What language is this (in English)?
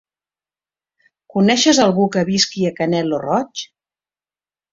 Catalan